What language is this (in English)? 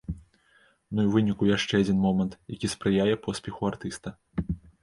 Belarusian